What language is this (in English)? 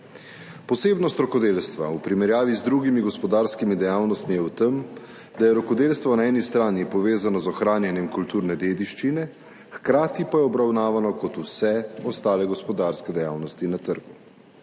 Slovenian